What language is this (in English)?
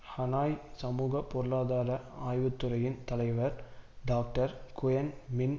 Tamil